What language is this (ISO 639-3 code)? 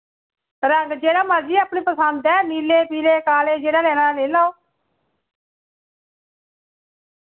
doi